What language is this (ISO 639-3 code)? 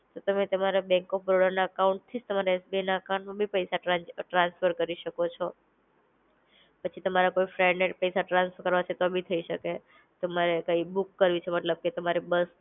guj